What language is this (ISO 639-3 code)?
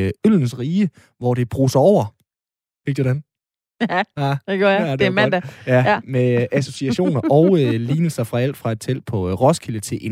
dan